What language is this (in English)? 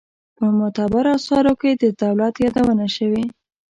Pashto